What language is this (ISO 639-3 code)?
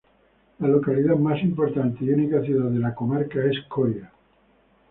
spa